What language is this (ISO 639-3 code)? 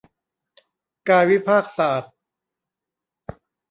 tha